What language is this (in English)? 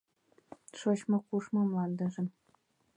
Mari